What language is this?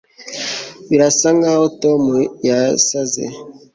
Kinyarwanda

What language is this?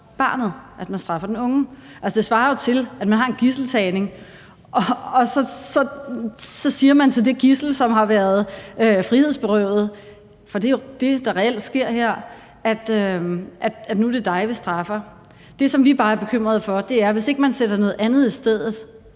Danish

